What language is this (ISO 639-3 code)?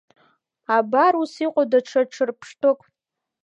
abk